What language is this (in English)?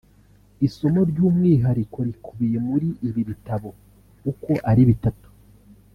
Kinyarwanda